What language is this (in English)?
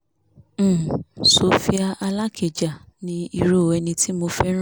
Yoruba